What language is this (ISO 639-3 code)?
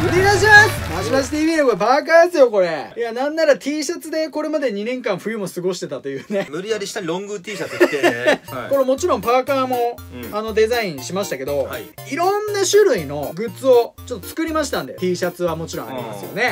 jpn